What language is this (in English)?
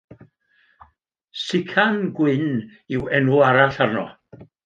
Welsh